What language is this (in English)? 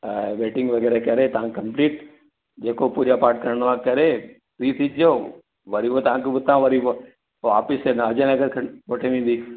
Sindhi